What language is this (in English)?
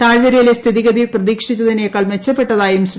Malayalam